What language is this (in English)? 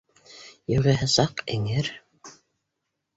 Bashkir